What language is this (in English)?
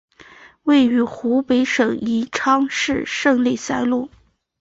Chinese